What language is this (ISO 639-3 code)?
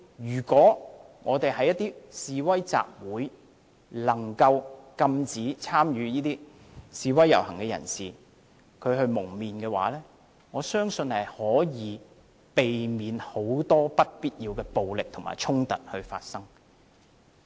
yue